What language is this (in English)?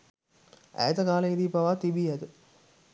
Sinhala